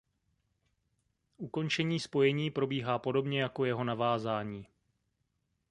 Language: Czech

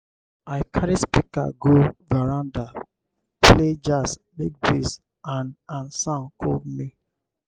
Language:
Nigerian Pidgin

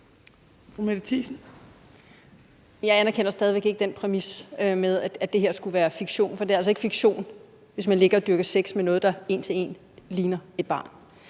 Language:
Danish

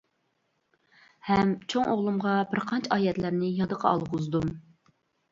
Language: Uyghur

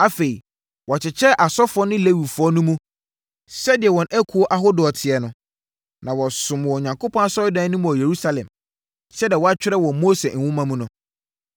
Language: Akan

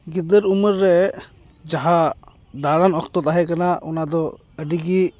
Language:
Santali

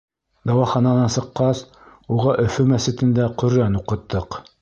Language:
Bashkir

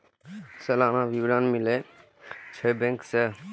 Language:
Maithili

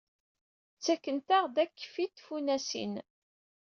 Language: Kabyle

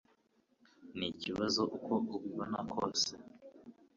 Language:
Kinyarwanda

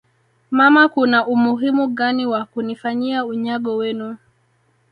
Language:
Swahili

